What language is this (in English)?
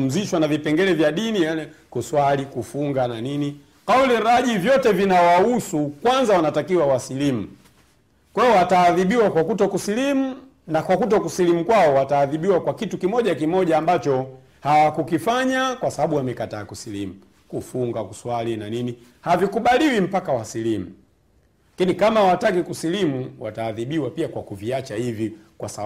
Swahili